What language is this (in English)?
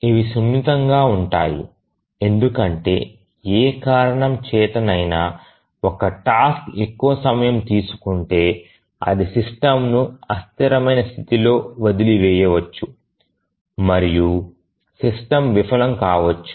Telugu